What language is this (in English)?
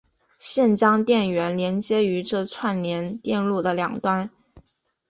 Chinese